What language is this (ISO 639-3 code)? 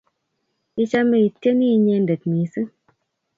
kln